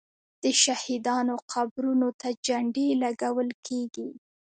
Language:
Pashto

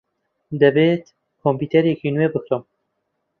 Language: Central Kurdish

